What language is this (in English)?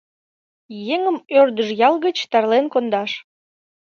Mari